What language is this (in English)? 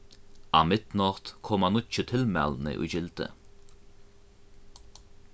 Faroese